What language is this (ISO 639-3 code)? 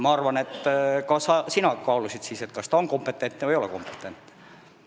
est